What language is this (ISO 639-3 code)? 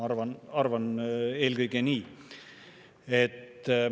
est